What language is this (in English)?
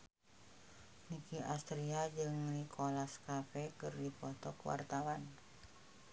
Sundanese